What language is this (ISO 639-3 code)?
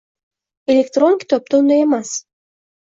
uzb